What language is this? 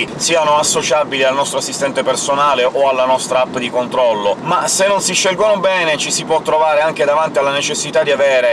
Italian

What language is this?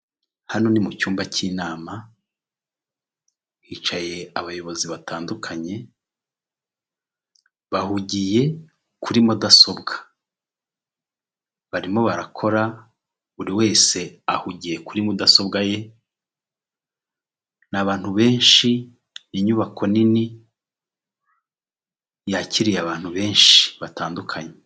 Kinyarwanda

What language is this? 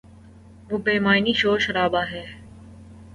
Urdu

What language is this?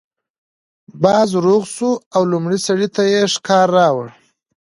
Pashto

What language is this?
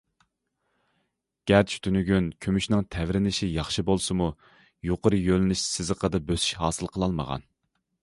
Uyghur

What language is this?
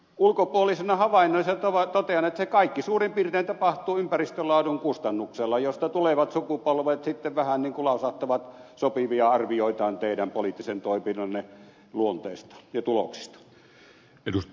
Finnish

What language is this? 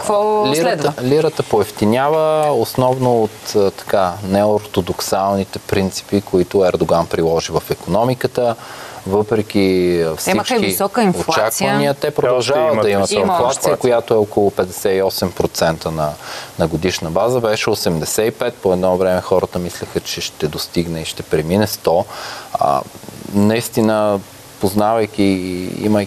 Bulgarian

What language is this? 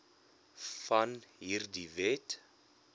Afrikaans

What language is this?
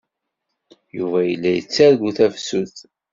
Kabyle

